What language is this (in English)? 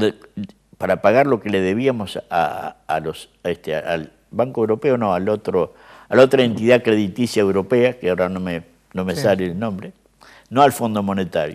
Spanish